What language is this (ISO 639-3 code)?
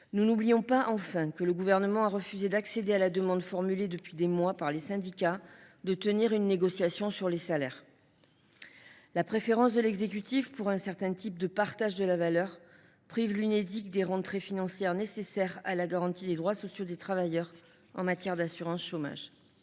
fra